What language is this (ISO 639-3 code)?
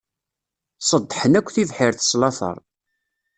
kab